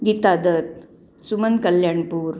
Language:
Marathi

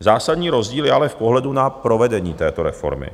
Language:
Czech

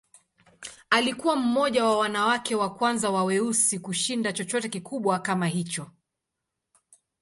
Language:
Swahili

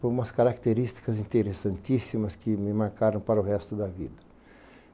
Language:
Portuguese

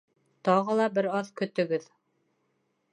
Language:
Bashkir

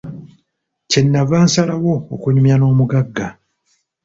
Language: Ganda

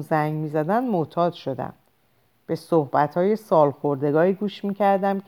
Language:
Persian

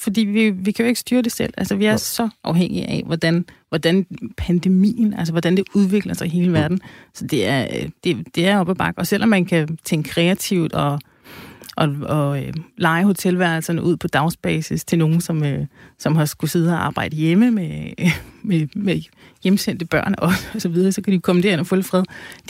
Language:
Danish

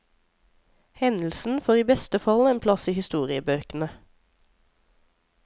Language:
Norwegian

